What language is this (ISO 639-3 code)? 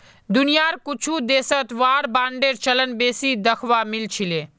mag